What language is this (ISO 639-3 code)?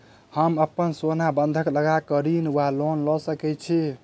mai